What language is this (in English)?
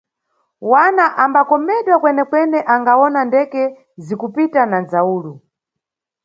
Nyungwe